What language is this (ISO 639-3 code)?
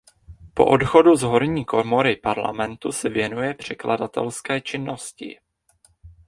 ces